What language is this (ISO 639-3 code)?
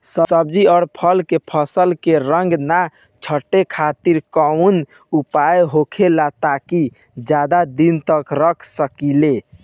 bho